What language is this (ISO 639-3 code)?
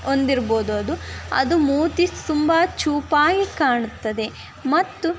kan